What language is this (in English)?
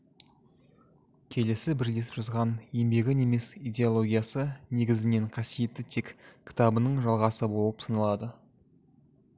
Kazakh